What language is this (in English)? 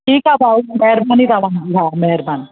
Sindhi